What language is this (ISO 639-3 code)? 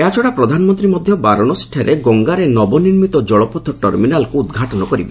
ori